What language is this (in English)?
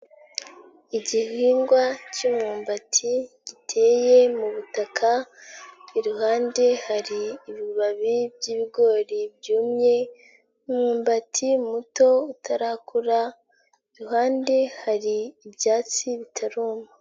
Kinyarwanda